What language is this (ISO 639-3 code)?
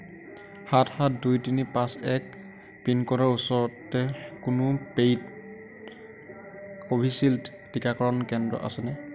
asm